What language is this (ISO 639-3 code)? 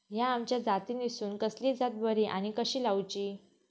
mar